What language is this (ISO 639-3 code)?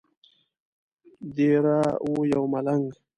pus